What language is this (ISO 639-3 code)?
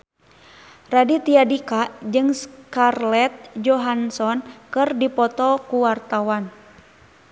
sun